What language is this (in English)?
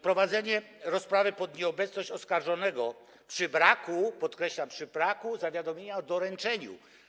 Polish